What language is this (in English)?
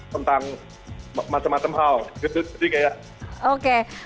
Indonesian